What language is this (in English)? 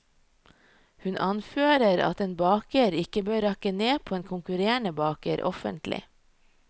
Norwegian